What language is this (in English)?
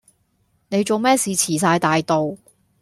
Cantonese